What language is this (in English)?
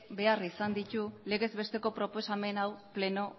Basque